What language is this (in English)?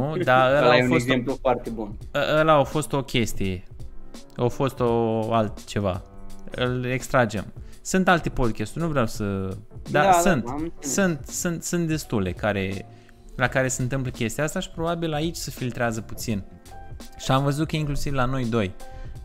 Romanian